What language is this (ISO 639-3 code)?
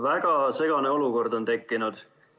est